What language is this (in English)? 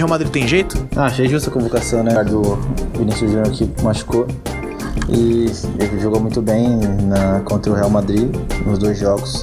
Portuguese